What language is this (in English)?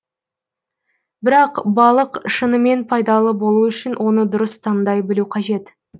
Kazakh